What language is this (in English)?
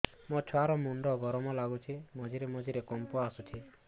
Odia